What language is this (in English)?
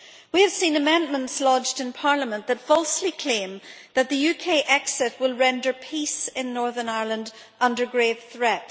English